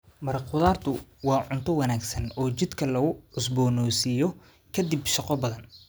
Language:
Somali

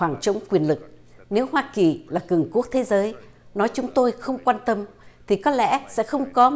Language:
Vietnamese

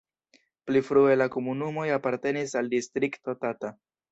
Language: Esperanto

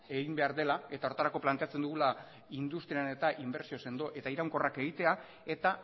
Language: Basque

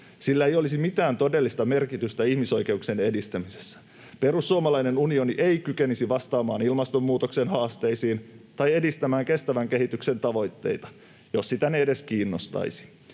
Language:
Finnish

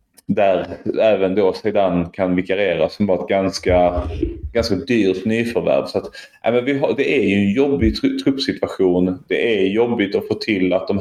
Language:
Swedish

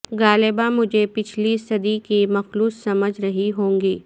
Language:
Urdu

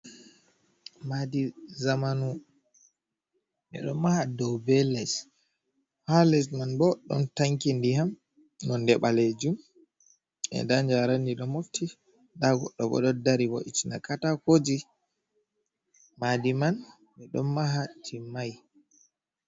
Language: Fula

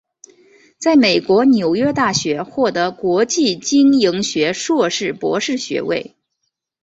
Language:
Chinese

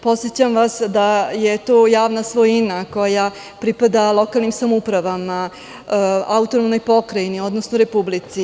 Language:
Serbian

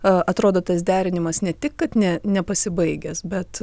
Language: Lithuanian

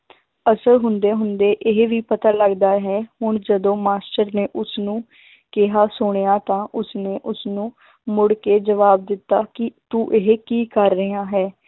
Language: Punjabi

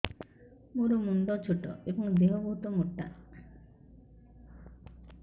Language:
Odia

